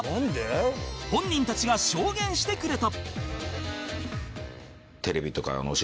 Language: Japanese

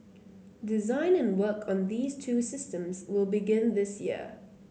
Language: English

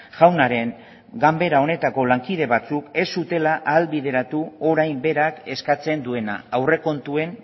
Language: Basque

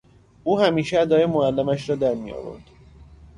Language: Persian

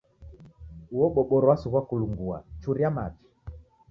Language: Taita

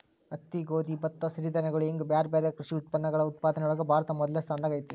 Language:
Kannada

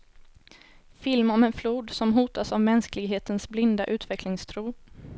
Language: Swedish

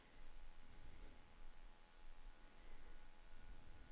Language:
Danish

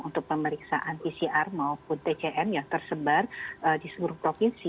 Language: Indonesian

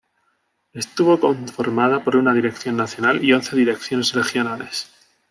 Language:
Spanish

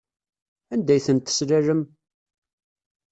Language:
Kabyle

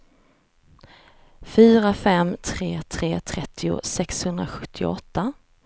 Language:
Swedish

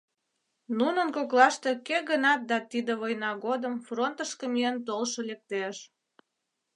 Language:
Mari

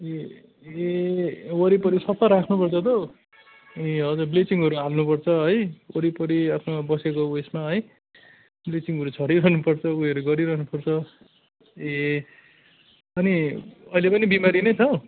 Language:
Nepali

